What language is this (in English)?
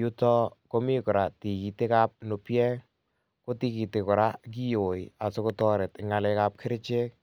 Kalenjin